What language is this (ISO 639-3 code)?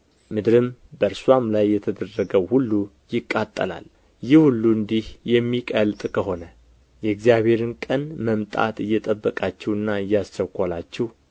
amh